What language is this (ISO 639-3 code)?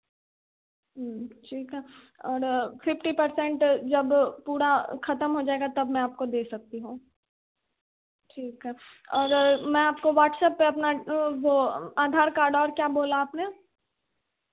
hin